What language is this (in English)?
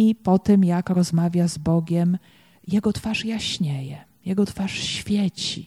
Polish